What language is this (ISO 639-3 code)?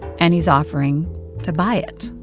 eng